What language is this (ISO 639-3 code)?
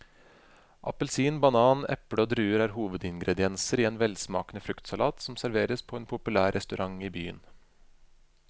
nor